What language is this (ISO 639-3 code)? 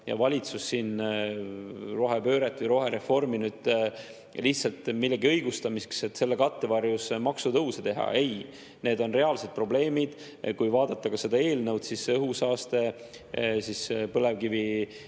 est